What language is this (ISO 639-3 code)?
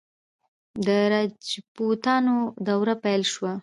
pus